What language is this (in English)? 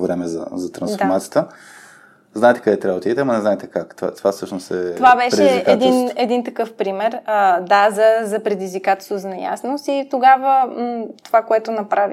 Bulgarian